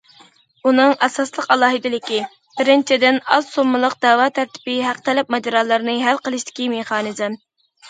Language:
Uyghur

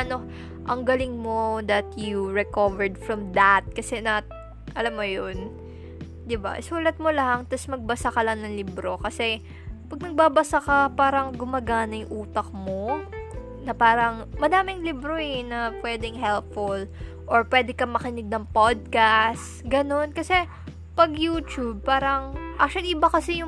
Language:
Filipino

